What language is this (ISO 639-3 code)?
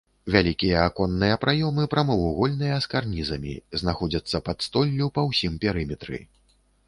bel